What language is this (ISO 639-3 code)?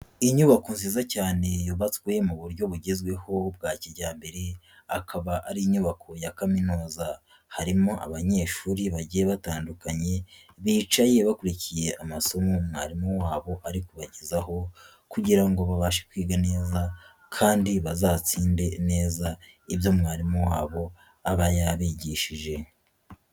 kin